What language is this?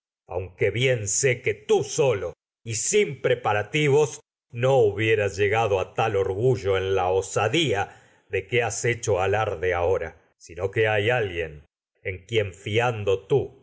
Spanish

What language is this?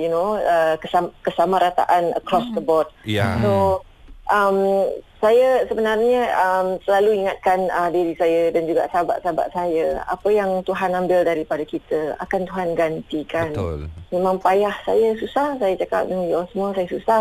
Malay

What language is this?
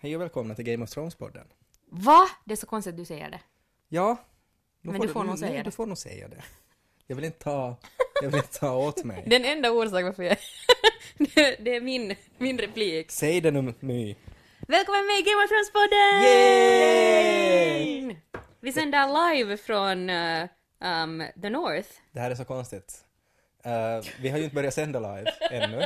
Swedish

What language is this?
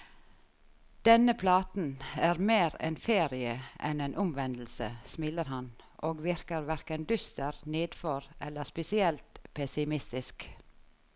Norwegian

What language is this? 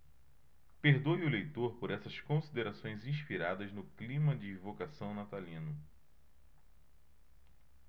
Portuguese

